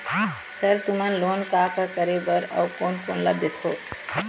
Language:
Chhattisgarhi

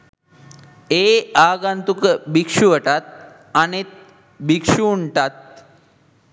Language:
Sinhala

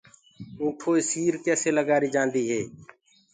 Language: Gurgula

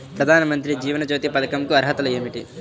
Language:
Telugu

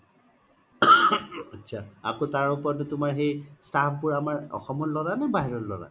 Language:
Assamese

